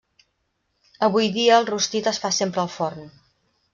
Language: Catalan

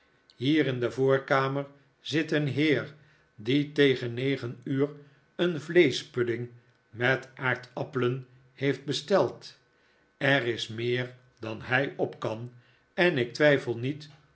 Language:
Dutch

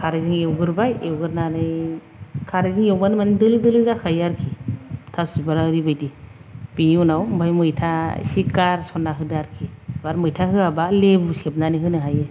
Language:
Bodo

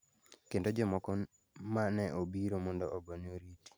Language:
Luo (Kenya and Tanzania)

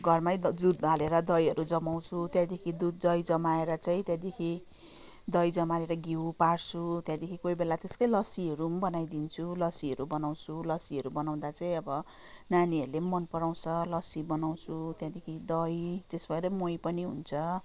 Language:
Nepali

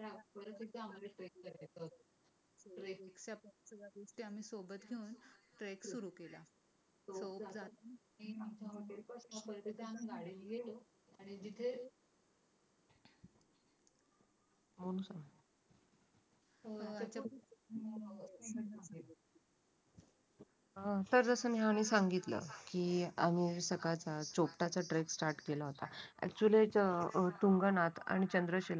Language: Marathi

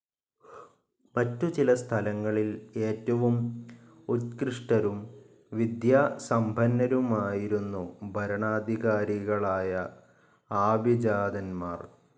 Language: Malayalam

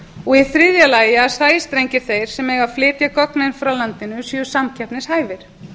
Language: Icelandic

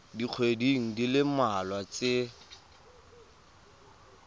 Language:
Tswana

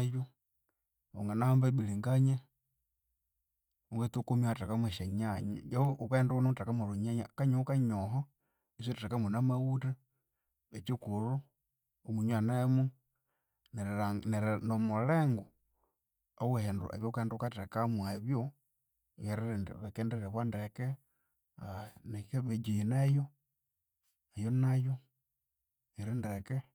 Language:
Konzo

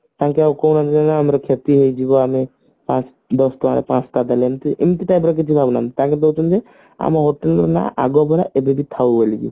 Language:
Odia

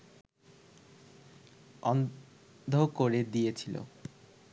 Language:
Bangla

